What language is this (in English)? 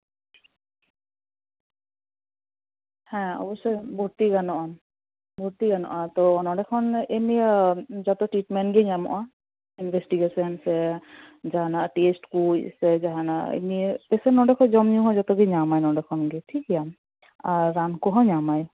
Santali